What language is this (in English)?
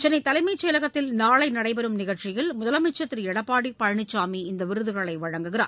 Tamil